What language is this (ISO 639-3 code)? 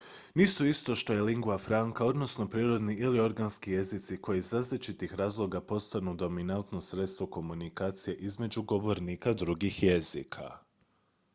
hrv